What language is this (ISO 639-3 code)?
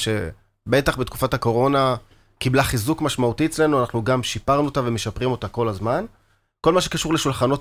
heb